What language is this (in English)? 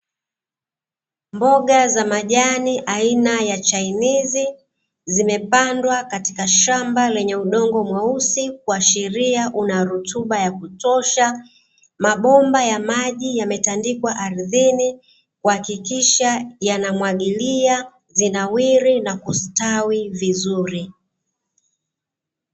Swahili